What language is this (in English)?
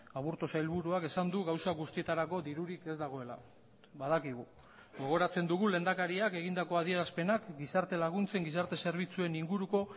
Basque